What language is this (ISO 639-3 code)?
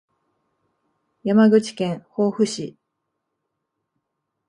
jpn